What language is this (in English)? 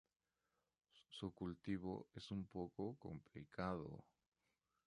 Spanish